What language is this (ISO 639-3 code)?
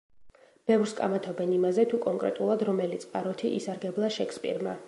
kat